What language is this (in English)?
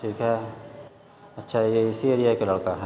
Urdu